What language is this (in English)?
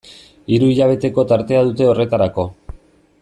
Basque